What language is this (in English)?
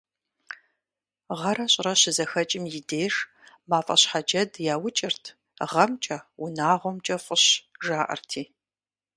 Kabardian